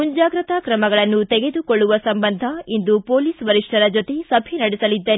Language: Kannada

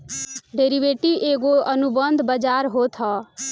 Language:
Bhojpuri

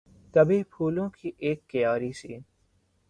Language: Urdu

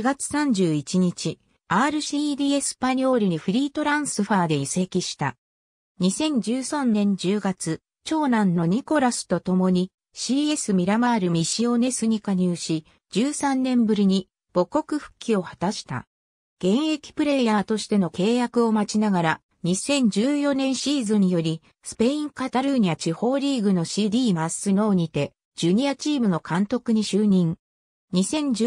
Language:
Japanese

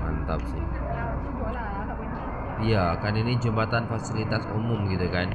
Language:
Indonesian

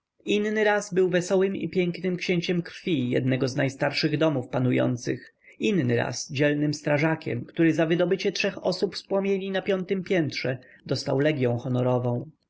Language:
Polish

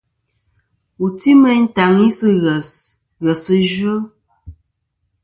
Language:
Kom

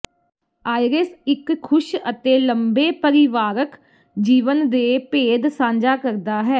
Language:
Punjabi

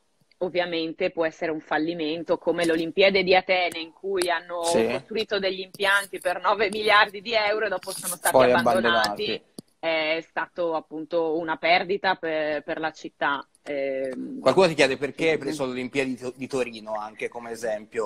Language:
Italian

